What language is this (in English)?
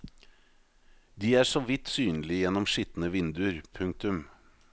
Norwegian